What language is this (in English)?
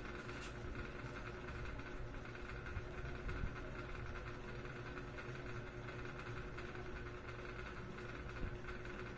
Filipino